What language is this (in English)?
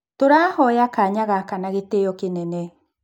Kikuyu